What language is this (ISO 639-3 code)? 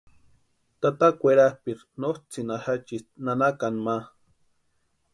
pua